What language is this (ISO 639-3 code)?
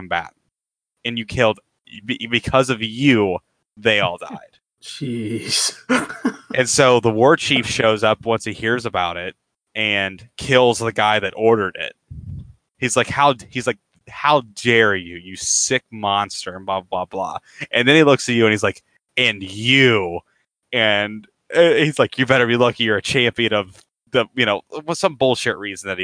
eng